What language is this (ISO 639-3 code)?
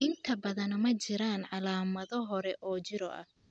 som